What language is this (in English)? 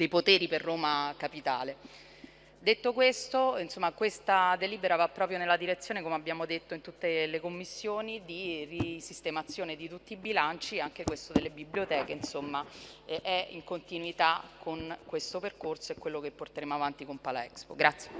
Italian